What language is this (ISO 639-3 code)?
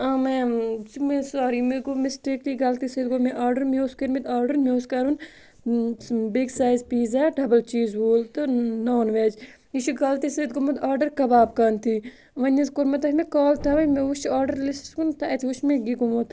kas